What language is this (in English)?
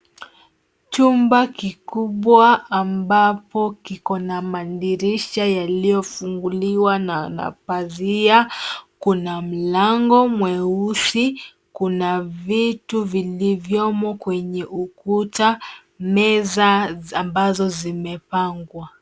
Swahili